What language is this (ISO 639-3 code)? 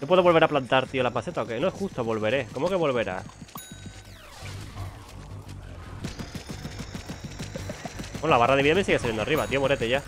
spa